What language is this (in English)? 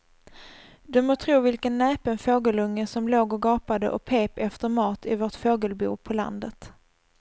Swedish